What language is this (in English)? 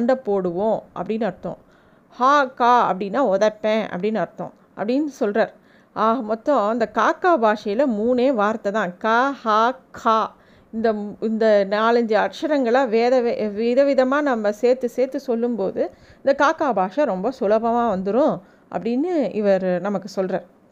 Tamil